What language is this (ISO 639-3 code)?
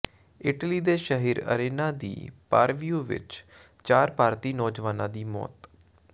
pan